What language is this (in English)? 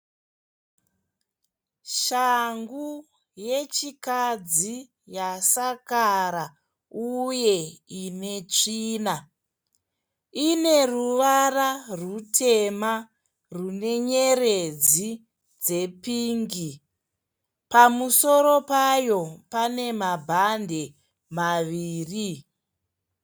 Shona